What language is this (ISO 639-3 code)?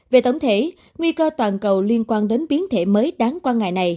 vie